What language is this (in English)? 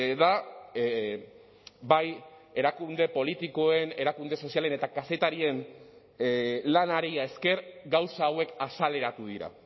Basque